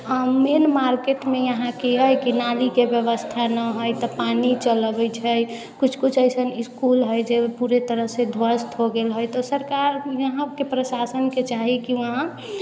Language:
Maithili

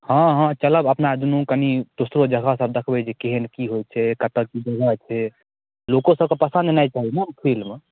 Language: Maithili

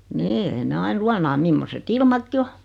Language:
Finnish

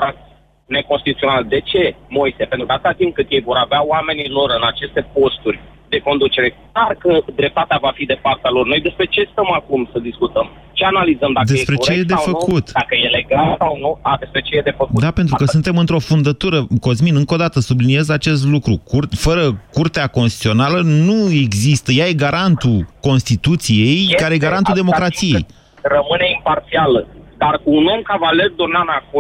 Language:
Romanian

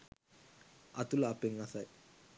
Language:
Sinhala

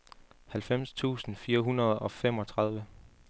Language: Danish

